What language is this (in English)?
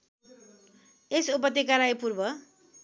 Nepali